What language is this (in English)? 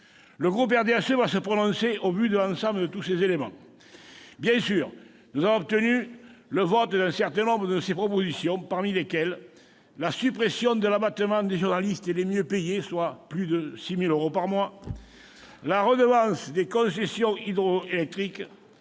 French